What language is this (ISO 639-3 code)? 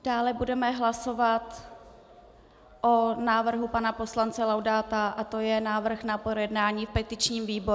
ces